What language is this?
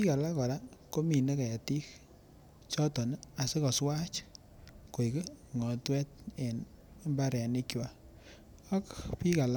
Kalenjin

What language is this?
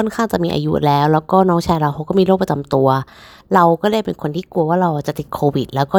Thai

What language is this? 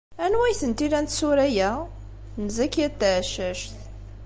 Kabyle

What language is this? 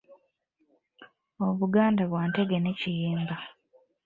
Ganda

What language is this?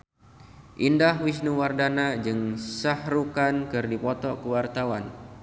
Sundanese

